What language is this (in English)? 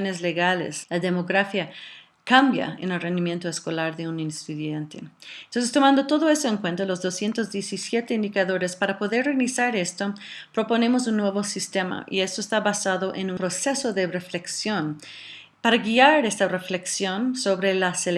Spanish